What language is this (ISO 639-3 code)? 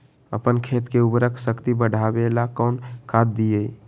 mag